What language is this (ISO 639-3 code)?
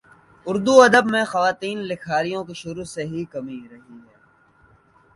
urd